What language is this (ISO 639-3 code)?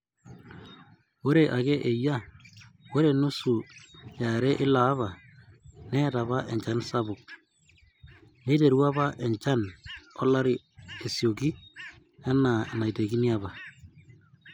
mas